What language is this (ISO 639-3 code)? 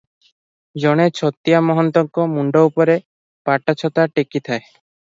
ori